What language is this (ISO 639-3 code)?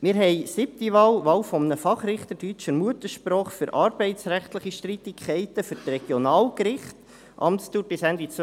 gsw